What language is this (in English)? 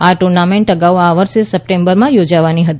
Gujarati